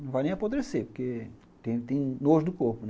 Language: Portuguese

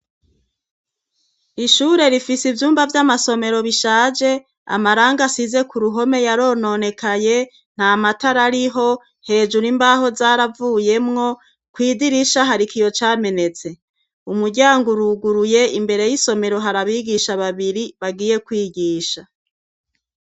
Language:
Rundi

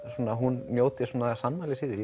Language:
Icelandic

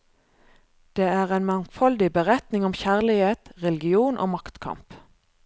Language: Norwegian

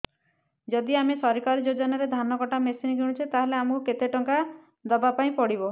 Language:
Odia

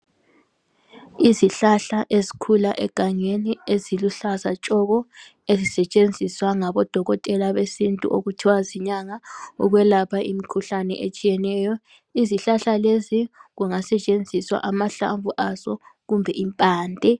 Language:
North Ndebele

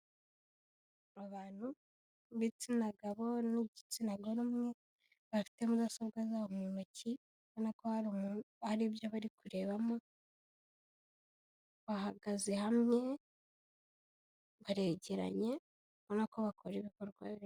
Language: Kinyarwanda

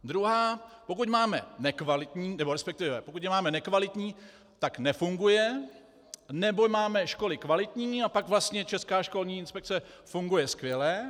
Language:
Czech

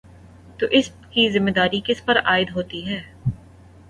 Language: Urdu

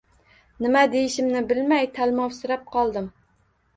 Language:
Uzbek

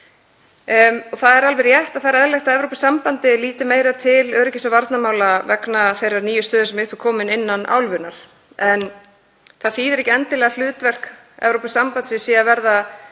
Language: Icelandic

